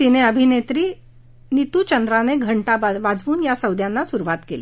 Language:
Marathi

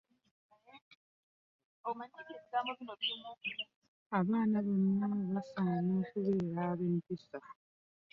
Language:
Ganda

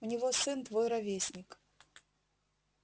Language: Russian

